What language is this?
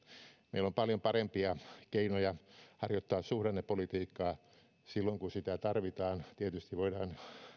Finnish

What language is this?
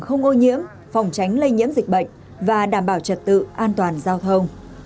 Vietnamese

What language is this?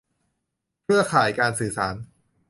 Thai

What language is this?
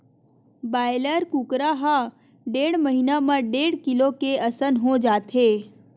Chhattisgarhi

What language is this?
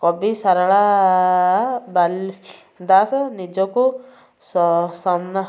Odia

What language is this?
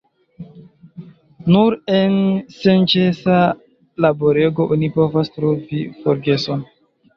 Esperanto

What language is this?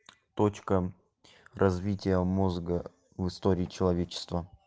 Russian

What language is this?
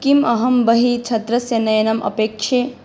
Sanskrit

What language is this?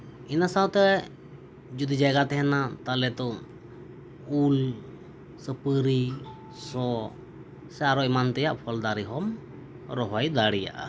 Santali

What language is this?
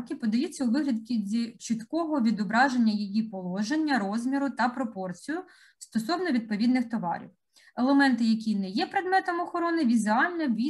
Ukrainian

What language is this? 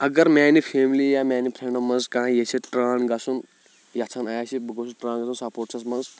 Kashmiri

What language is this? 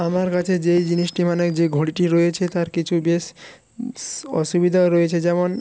Bangla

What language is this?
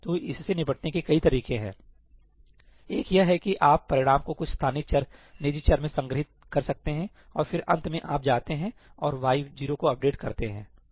Hindi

